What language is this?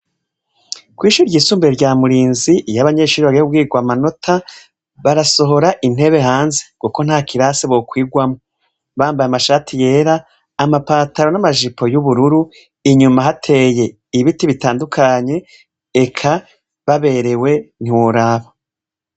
Rundi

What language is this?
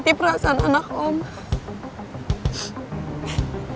Indonesian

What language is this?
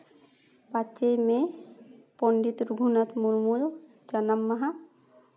Santali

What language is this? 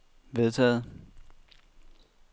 Danish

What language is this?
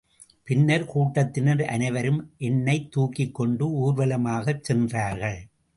Tamil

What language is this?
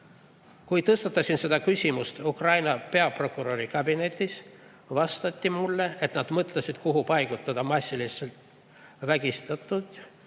Estonian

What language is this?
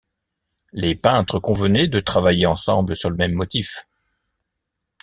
French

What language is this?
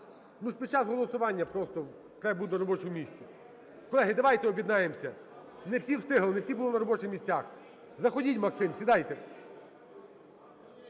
Ukrainian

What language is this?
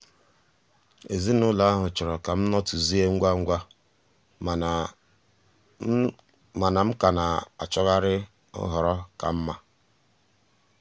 Igbo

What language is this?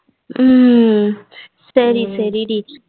Tamil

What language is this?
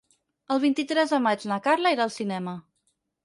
Catalan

